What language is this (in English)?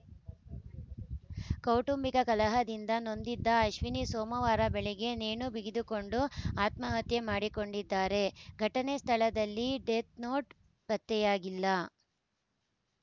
Kannada